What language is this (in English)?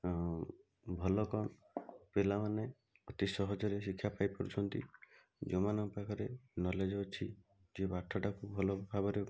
Odia